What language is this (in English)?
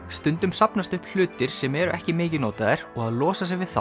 Icelandic